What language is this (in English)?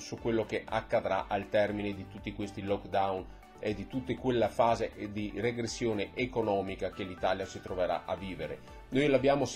Italian